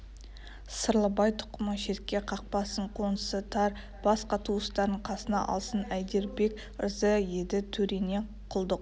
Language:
Kazakh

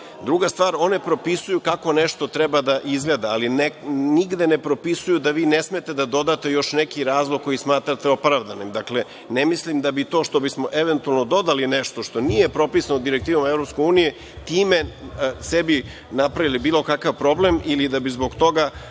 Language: Serbian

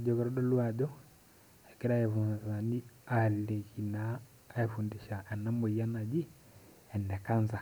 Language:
Masai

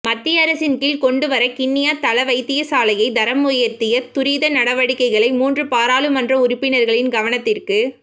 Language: Tamil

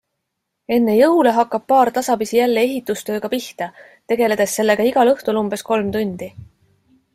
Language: Estonian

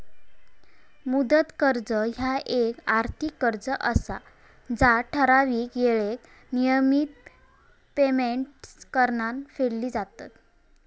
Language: Marathi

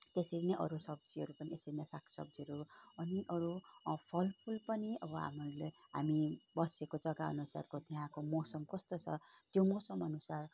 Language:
Nepali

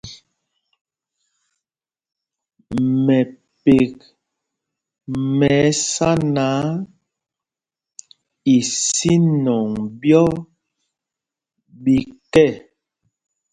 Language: Mpumpong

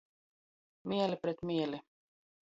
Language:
Latgalian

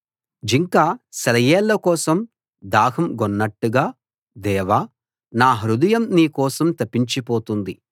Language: Telugu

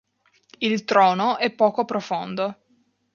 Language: Italian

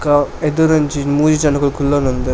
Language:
Tulu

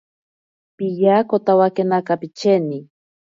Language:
Ashéninka Perené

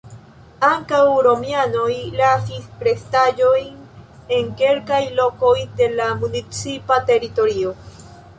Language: Esperanto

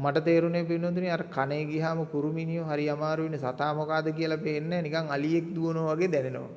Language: Sinhala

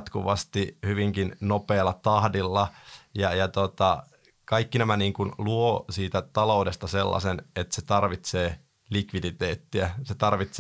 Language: Finnish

